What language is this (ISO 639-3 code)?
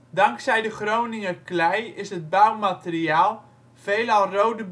nld